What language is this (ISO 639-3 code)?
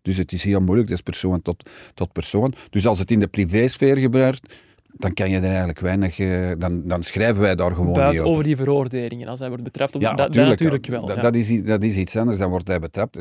nld